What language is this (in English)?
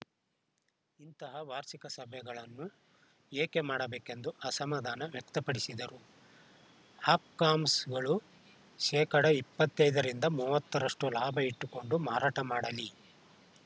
Kannada